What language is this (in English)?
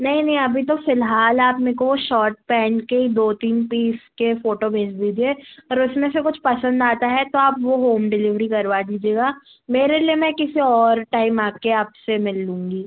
Hindi